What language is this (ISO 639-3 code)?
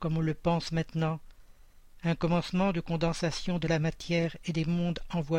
fra